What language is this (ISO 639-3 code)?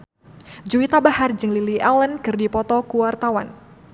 sun